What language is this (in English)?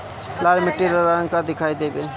Bhojpuri